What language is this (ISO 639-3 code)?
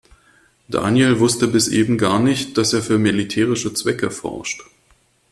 deu